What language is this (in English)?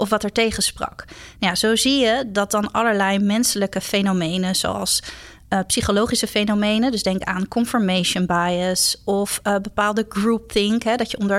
Dutch